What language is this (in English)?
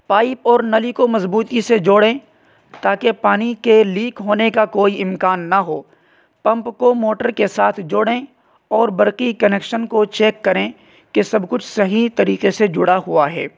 Urdu